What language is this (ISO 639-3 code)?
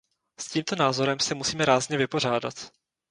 ces